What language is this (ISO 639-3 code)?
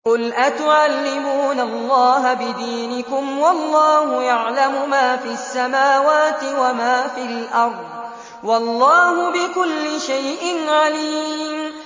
ara